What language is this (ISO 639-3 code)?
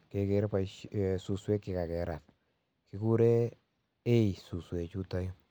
kln